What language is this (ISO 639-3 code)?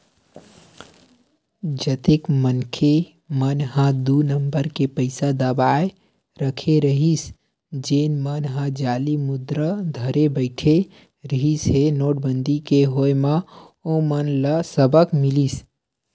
hne